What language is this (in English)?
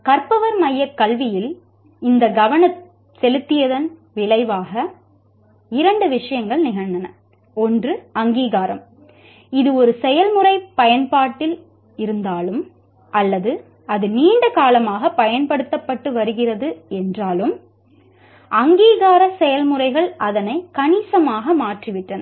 Tamil